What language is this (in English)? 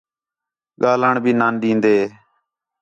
Khetrani